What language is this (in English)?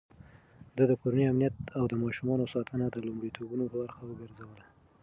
Pashto